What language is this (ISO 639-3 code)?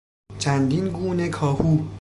fas